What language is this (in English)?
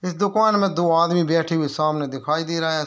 Hindi